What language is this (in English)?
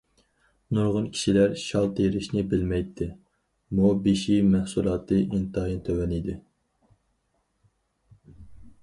Uyghur